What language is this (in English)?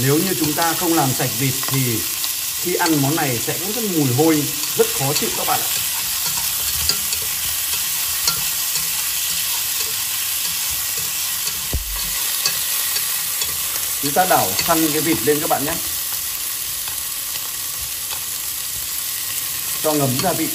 Vietnamese